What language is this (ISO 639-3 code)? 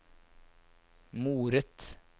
nor